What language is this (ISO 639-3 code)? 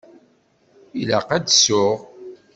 kab